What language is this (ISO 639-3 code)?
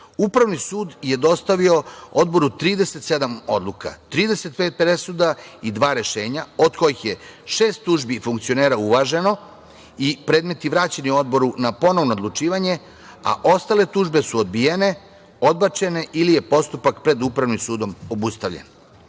srp